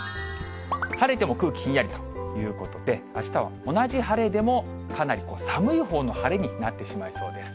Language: Japanese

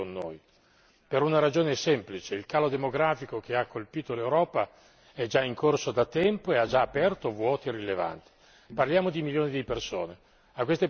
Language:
Italian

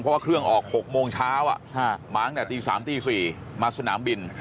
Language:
Thai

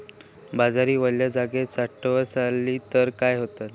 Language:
Marathi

